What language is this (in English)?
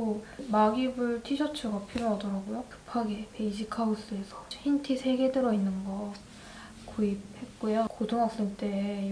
Korean